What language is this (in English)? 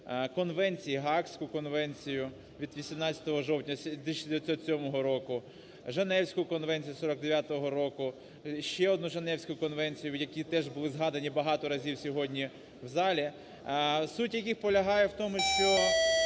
Ukrainian